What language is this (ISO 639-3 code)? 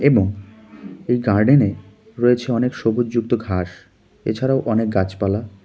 ben